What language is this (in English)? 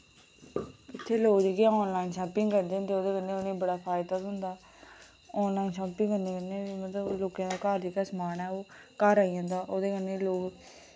Dogri